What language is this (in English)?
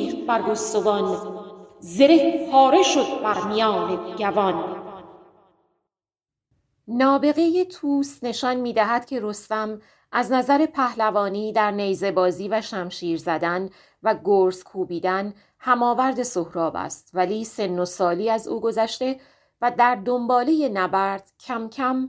Persian